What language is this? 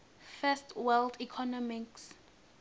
Swati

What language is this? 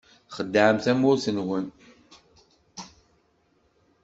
Kabyle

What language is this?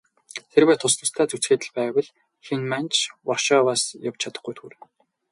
Mongolian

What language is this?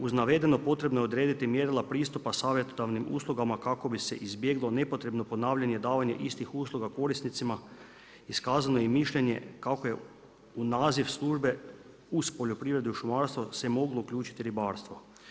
Croatian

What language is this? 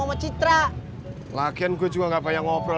Indonesian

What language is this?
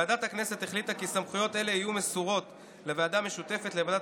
Hebrew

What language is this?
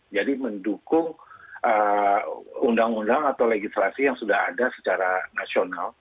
Indonesian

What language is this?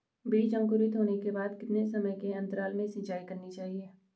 Hindi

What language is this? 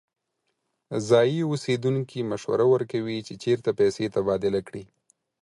Pashto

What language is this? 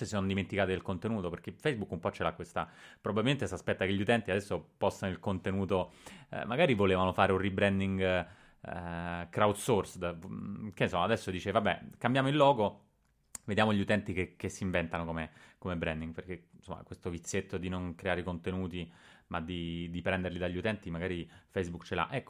Italian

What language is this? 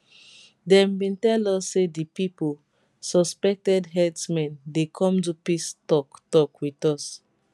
Nigerian Pidgin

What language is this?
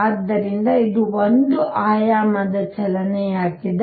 Kannada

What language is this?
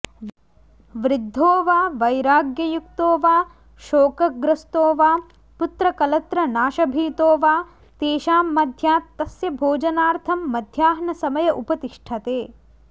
Sanskrit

